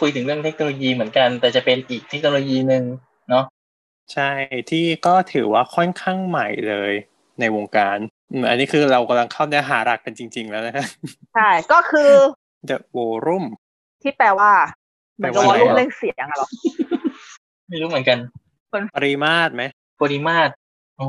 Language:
Thai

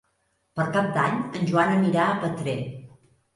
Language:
Catalan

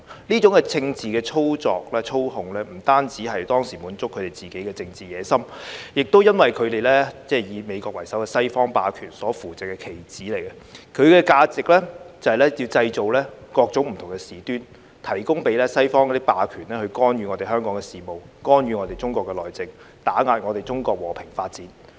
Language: Cantonese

